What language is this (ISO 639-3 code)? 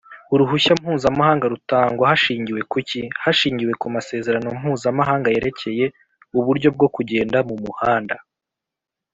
kin